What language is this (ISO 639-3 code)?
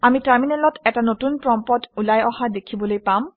asm